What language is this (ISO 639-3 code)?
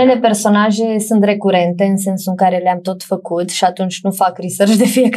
ron